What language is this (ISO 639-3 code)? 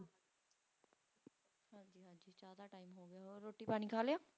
pan